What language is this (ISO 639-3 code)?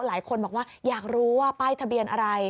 tha